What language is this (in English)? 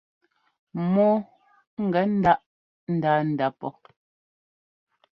Ngomba